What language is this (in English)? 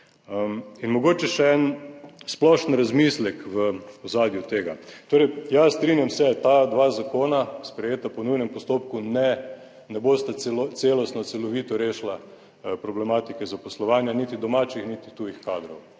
Slovenian